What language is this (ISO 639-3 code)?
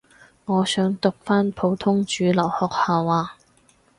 yue